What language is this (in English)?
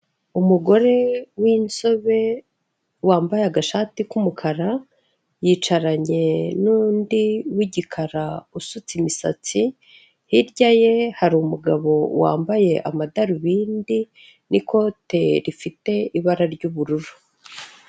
Kinyarwanda